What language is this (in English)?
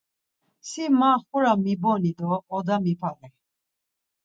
Laz